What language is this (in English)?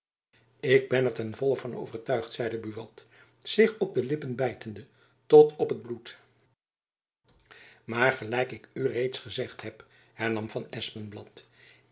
Dutch